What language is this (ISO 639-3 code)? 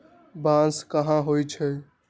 mag